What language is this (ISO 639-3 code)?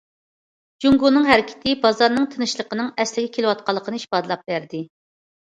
uig